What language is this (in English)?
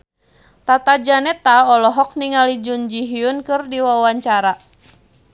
Sundanese